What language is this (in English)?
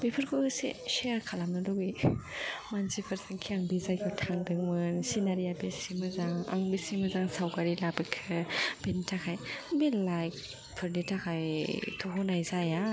Bodo